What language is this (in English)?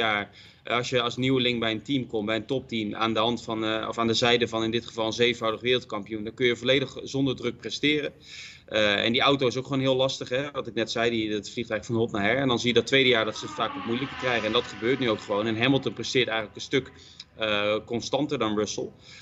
Dutch